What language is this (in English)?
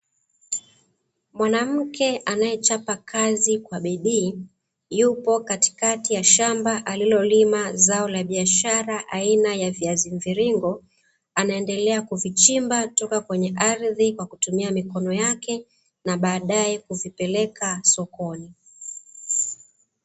Swahili